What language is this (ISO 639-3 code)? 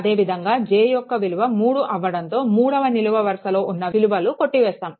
tel